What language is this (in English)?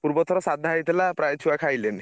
Odia